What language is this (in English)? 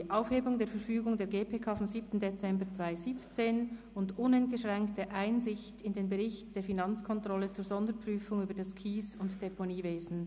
Swiss German